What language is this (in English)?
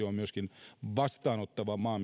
Finnish